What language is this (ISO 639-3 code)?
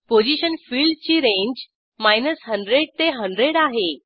mar